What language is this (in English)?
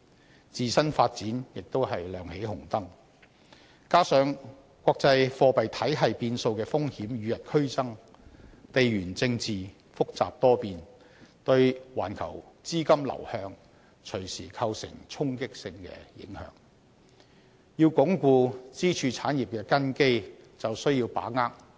Cantonese